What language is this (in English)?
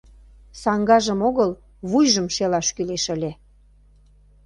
Mari